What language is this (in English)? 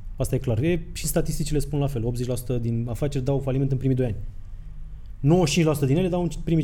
Romanian